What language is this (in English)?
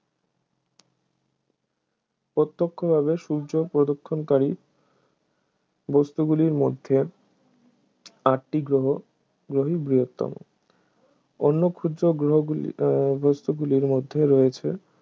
Bangla